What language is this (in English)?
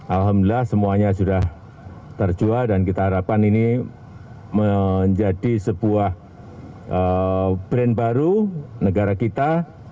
Indonesian